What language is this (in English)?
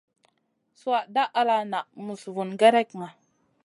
Masana